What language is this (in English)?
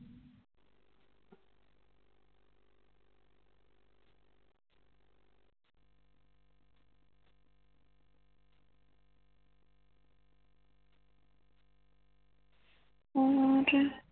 Punjabi